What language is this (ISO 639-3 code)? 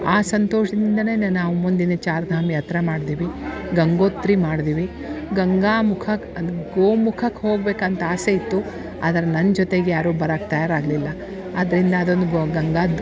kan